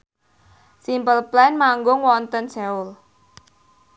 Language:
Javanese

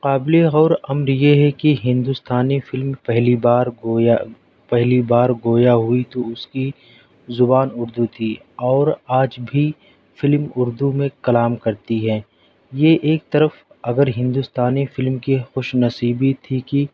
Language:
Urdu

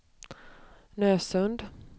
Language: Swedish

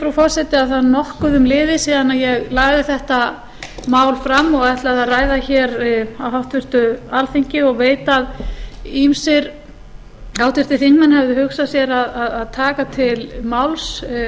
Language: Icelandic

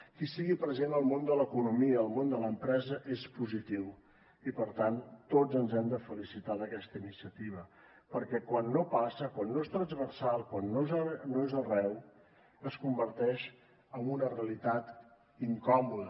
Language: Catalan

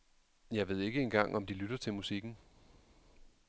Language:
Danish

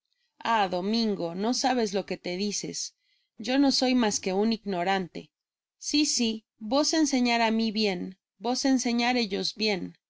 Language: Spanish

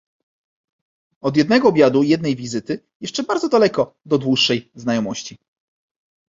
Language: Polish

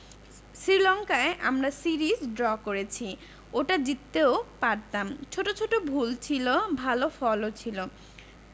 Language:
Bangla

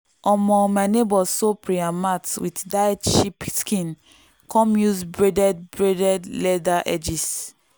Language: Nigerian Pidgin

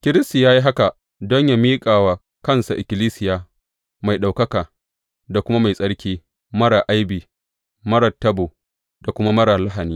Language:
Hausa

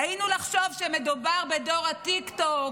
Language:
Hebrew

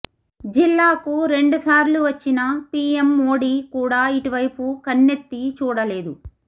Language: Telugu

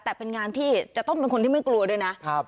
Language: Thai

